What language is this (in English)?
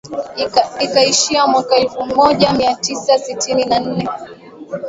Swahili